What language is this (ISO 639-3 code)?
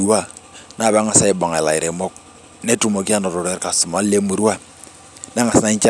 mas